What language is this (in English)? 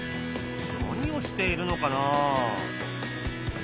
Japanese